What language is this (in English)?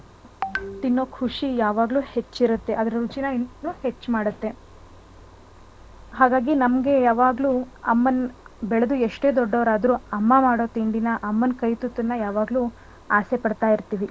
Kannada